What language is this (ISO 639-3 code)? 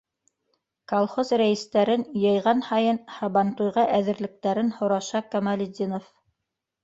bak